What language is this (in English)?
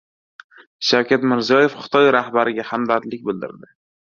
Uzbek